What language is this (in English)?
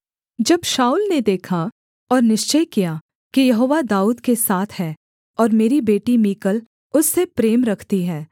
Hindi